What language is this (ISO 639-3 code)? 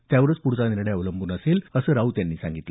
mar